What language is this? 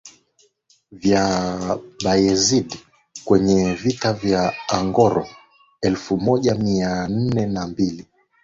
Swahili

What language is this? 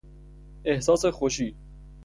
Persian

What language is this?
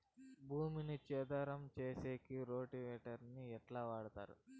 Telugu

